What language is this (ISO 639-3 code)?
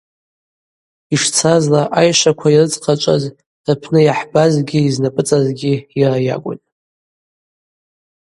abq